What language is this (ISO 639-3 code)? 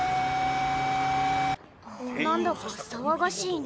jpn